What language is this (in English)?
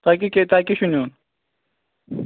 Kashmiri